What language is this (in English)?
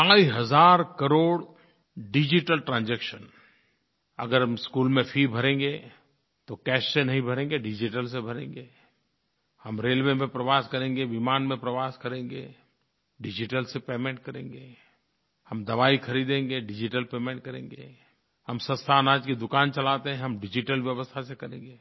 Hindi